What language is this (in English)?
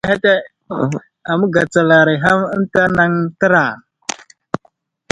Wuzlam